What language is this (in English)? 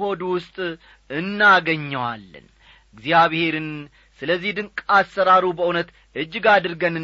Amharic